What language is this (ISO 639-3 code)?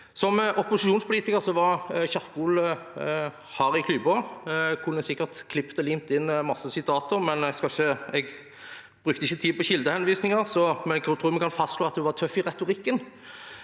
nor